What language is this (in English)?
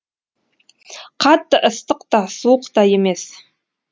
Kazakh